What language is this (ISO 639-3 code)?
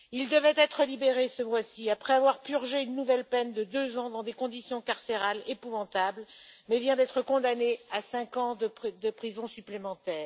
fra